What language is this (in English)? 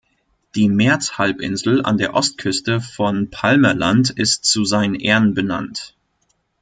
German